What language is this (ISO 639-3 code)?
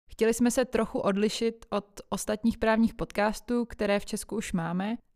ces